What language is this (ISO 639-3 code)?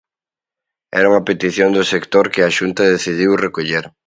glg